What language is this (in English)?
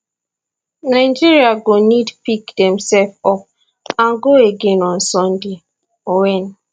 Nigerian Pidgin